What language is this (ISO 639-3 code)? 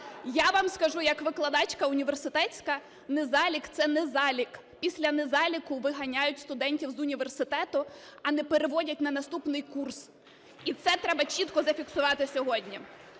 ukr